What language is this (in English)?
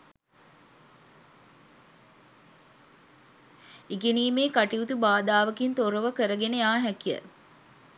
Sinhala